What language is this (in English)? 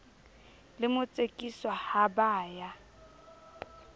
Southern Sotho